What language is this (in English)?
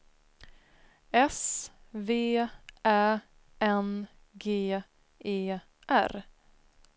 Swedish